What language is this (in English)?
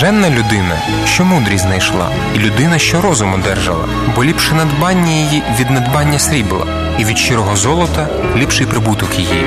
Ukrainian